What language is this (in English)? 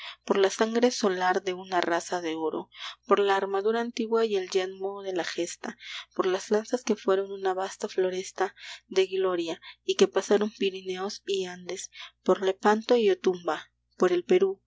Spanish